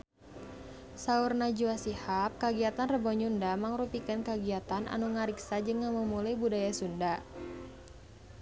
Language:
Sundanese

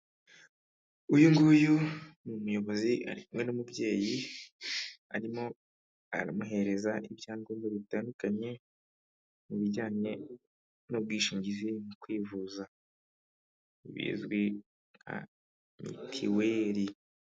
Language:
Kinyarwanda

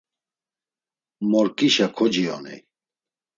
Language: Laz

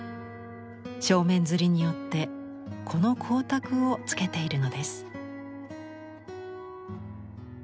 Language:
Japanese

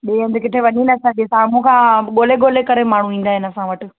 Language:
Sindhi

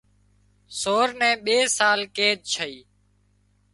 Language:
Wadiyara Koli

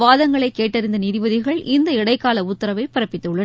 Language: Tamil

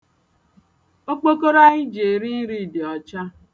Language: Igbo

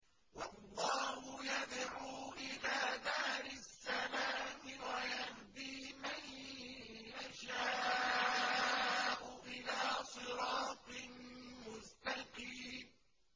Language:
Arabic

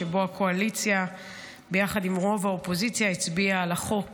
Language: Hebrew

